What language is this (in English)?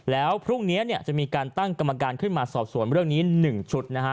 Thai